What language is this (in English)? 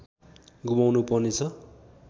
Nepali